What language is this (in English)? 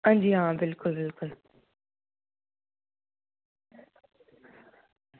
Dogri